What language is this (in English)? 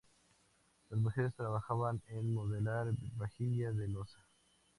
Spanish